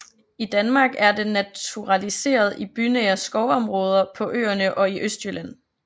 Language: Danish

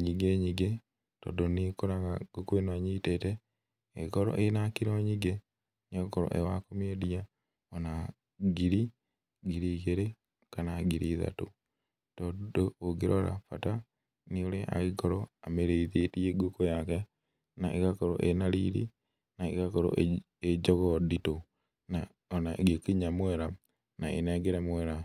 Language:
Kikuyu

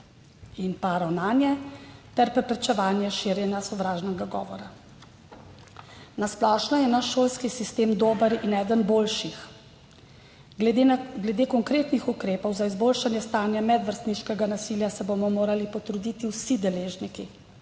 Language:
Slovenian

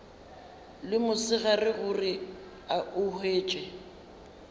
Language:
Northern Sotho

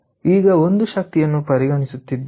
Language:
Kannada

